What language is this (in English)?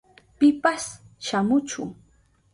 Southern Pastaza Quechua